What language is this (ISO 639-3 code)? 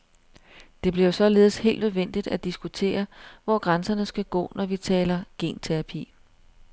dan